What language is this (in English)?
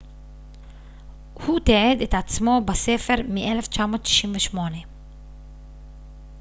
Hebrew